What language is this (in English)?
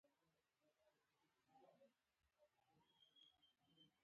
Pashto